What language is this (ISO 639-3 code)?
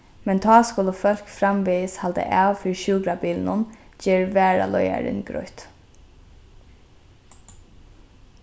fao